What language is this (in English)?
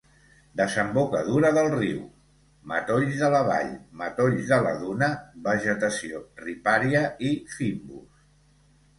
Catalan